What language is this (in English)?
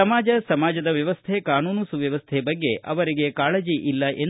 Kannada